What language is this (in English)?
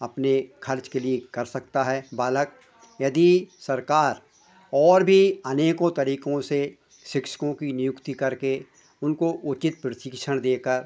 Hindi